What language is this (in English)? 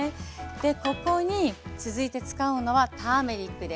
Japanese